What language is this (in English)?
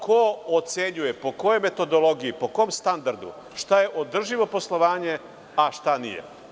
Serbian